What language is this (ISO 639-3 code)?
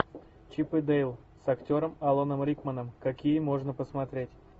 rus